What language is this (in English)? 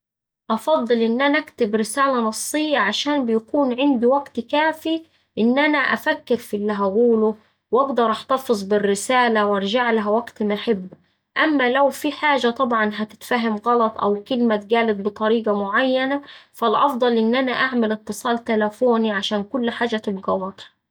Saidi Arabic